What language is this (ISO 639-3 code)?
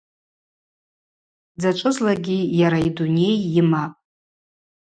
abq